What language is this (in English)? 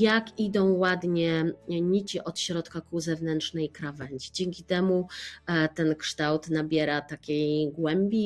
Polish